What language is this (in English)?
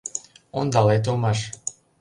Mari